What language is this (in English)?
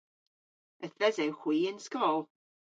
Cornish